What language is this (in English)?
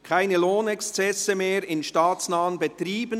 Swiss German